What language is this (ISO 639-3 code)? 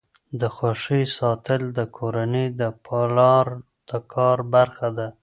pus